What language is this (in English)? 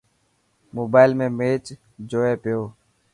Dhatki